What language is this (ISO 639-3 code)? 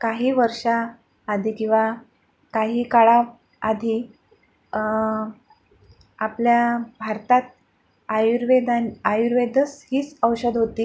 mar